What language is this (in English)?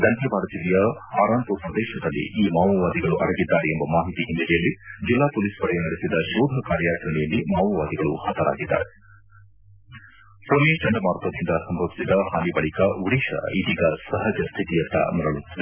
Kannada